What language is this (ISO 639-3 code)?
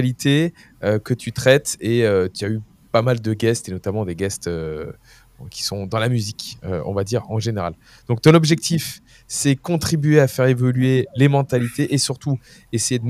fra